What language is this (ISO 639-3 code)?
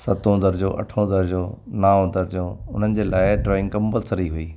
snd